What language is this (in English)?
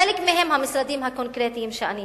Hebrew